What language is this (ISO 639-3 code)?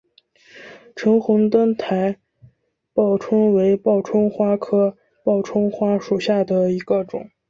zho